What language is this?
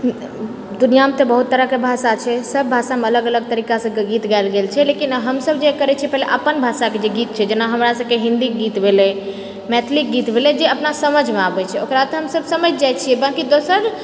Maithili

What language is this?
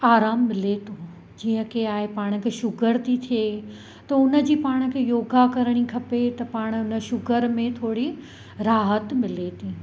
Sindhi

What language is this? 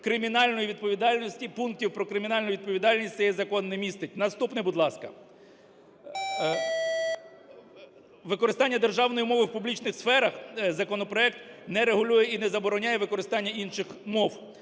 Ukrainian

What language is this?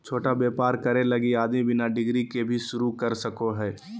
Magahi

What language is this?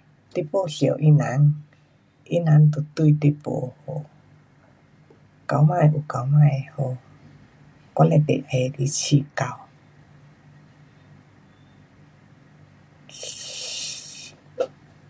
Pu-Xian Chinese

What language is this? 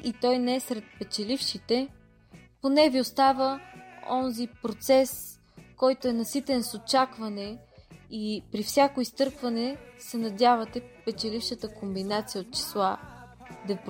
Bulgarian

